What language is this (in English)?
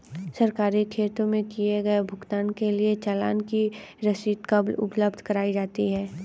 Hindi